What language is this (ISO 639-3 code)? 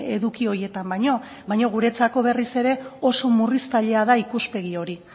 eus